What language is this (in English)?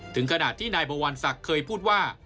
Thai